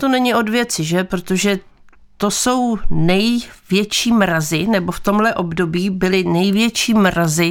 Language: Czech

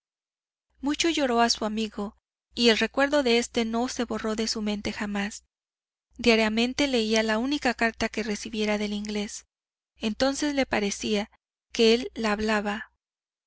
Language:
Spanish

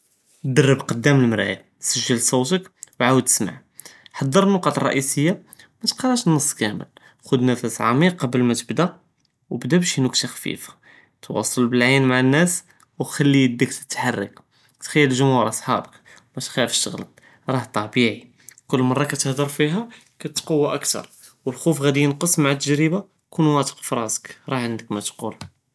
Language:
Judeo-Arabic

